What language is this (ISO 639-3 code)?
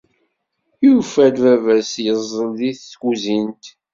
kab